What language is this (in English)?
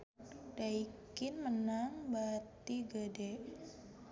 Sundanese